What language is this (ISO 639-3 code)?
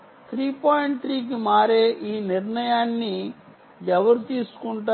tel